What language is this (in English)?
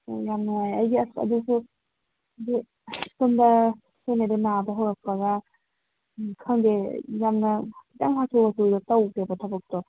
Manipuri